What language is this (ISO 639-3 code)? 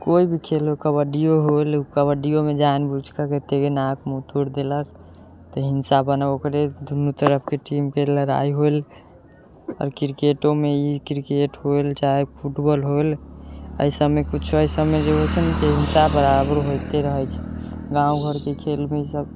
mai